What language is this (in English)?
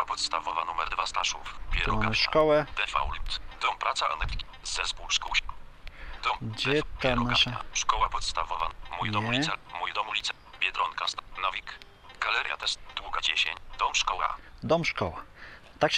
Polish